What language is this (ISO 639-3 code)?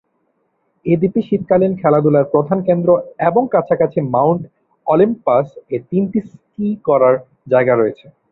ben